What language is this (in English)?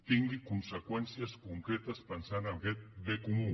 Catalan